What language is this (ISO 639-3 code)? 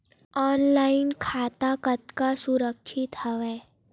hne